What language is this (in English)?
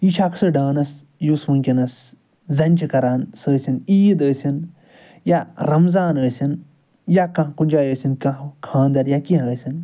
Kashmiri